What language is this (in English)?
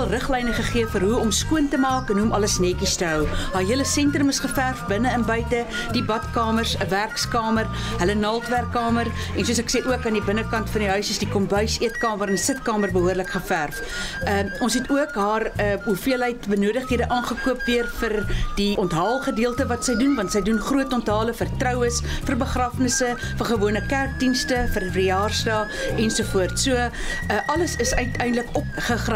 Dutch